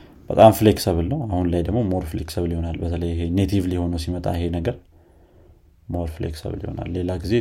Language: Amharic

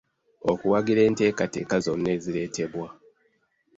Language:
Ganda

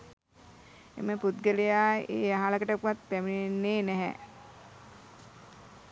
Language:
Sinhala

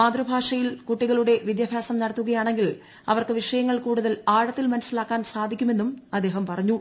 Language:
Malayalam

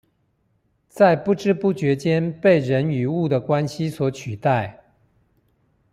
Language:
Chinese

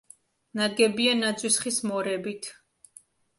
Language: Georgian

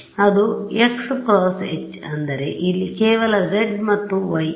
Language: Kannada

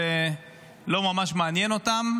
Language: Hebrew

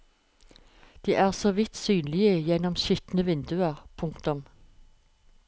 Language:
Norwegian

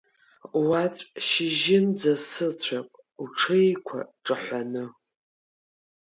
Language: Abkhazian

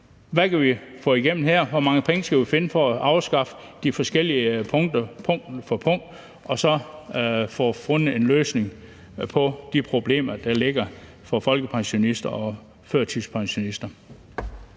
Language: Danish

